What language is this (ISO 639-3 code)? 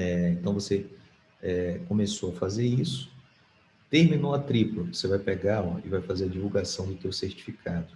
por